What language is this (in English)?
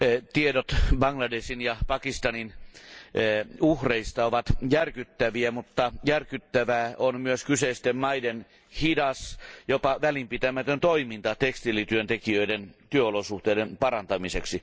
Finnish